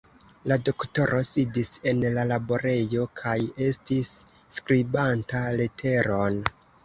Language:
Esperanto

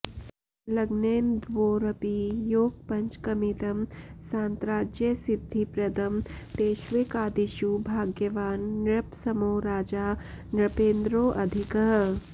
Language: Sanskrit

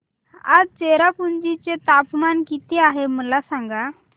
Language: Marathi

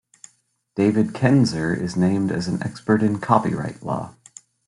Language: English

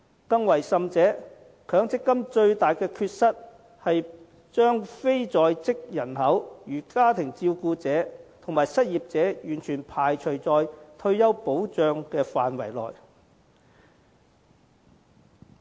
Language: Cantonese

